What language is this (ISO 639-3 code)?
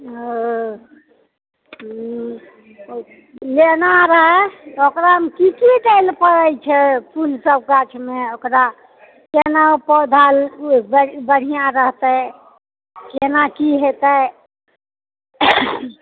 mai